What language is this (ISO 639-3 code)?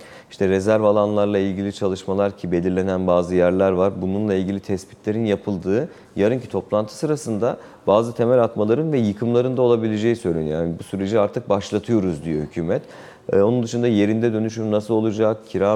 tur